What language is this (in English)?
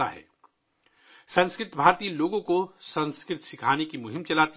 Urdu